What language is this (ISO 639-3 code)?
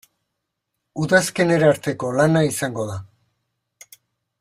eus